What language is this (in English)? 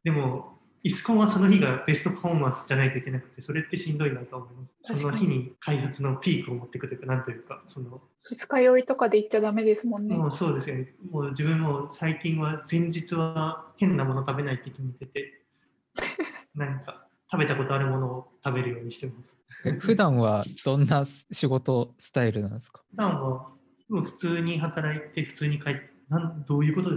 Japanese